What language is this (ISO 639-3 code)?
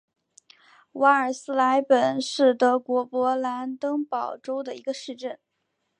zho